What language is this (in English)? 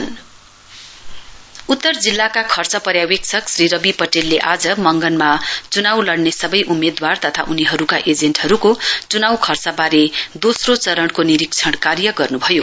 Nepali